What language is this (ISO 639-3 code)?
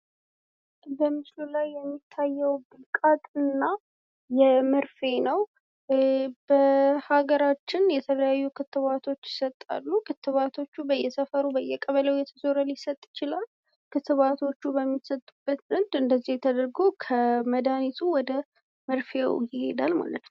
amh